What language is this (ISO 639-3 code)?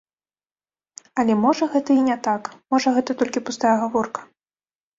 bel